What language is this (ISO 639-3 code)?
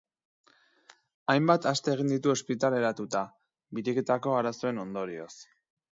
eus